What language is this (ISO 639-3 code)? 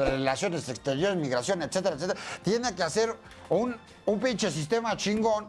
spa